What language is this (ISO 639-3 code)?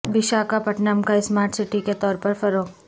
urd